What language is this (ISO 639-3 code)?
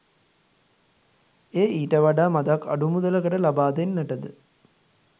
sin